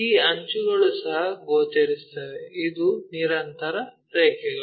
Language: Kannada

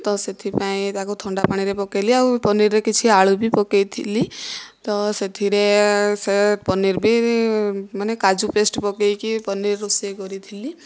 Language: Odia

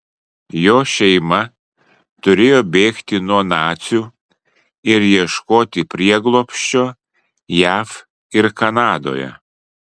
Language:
Lithuanian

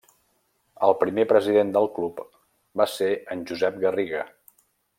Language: Catalan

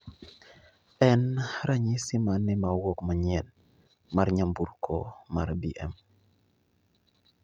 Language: Luo (Kenya and Tanzania)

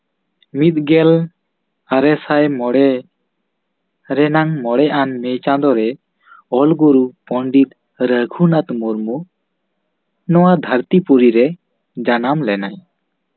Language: Santali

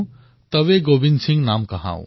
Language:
Assamese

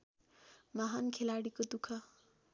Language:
Nepali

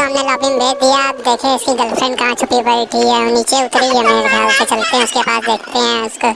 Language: Turkish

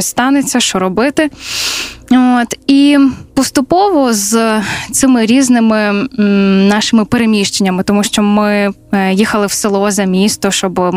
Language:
Ukrainian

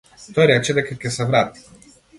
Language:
Macedonian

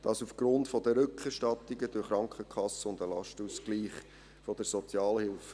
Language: Swiss German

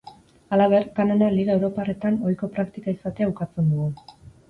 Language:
Basque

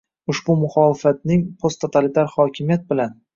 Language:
Uzbek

